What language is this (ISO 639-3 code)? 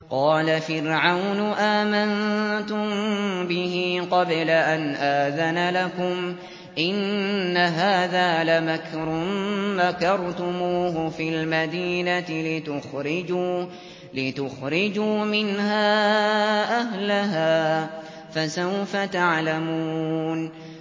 ara